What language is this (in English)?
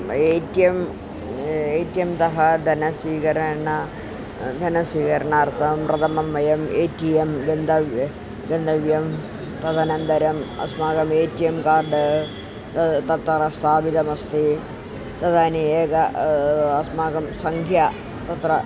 Sanskrit